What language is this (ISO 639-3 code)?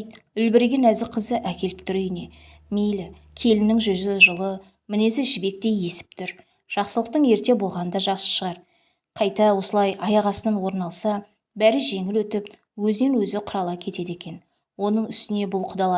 tur